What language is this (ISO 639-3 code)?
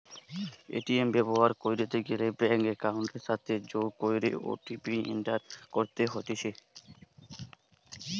ben